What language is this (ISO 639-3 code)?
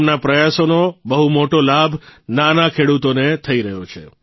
guj